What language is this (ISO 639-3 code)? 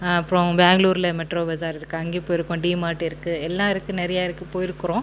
tam